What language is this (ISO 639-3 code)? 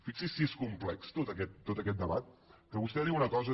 cat